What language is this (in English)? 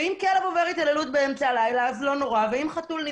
Hebrew